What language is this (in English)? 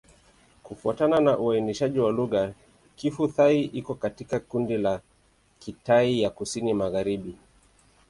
Swahili